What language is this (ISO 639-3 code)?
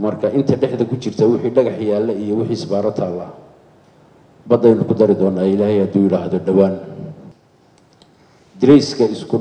ara